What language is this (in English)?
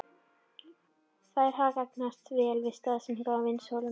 Icelandic